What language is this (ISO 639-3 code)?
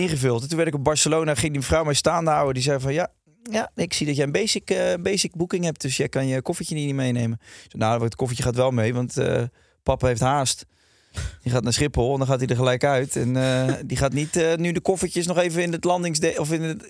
nld